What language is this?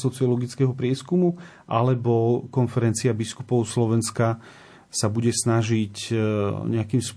Slovak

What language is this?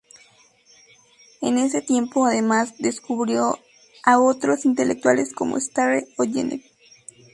Spanish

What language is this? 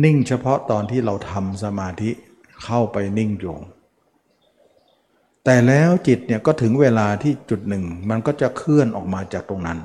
Thai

